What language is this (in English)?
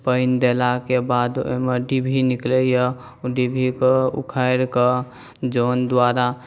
Maithili